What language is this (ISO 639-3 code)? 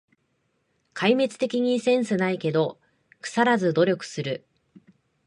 jpn